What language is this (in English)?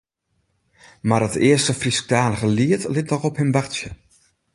Western Frisian